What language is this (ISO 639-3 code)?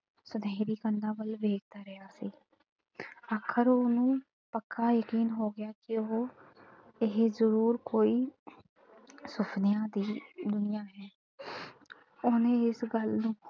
pan